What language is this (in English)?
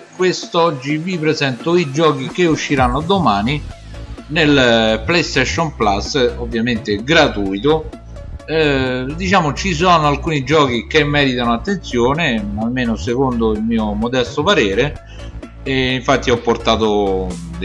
Italian